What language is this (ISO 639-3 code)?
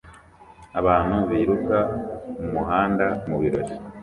kin